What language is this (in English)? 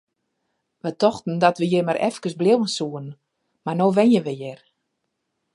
Western Frisian